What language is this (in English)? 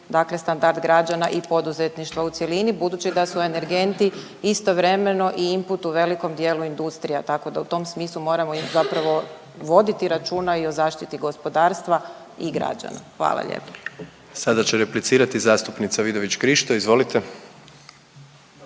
Croatian